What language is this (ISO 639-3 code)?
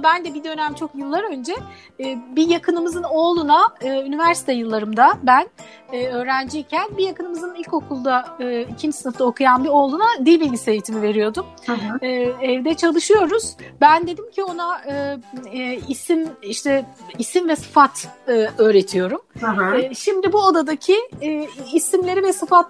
tur